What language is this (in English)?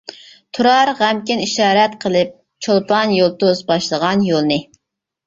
Uyghur